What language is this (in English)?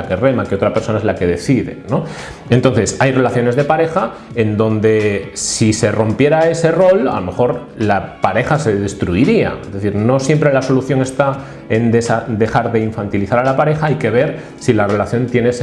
Spanish